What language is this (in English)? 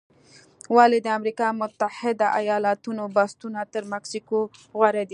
Pashto